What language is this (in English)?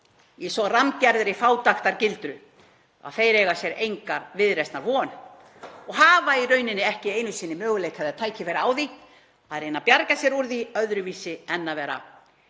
Icelandic